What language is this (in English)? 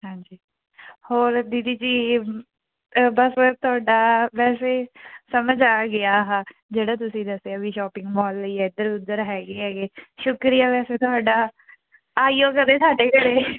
Punjabi